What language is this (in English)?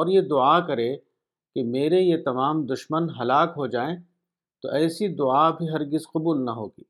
Urdu